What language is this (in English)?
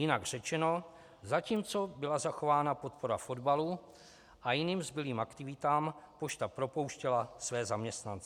Czech